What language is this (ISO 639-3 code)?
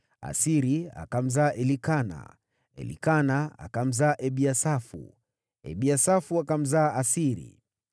swa